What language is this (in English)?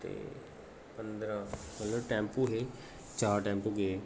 Dogri